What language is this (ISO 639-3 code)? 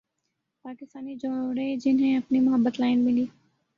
urd